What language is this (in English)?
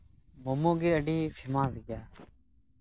Santali